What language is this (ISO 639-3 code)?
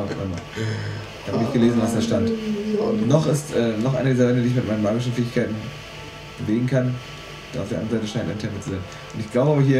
deu